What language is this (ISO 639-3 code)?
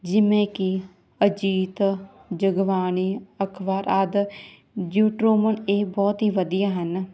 pan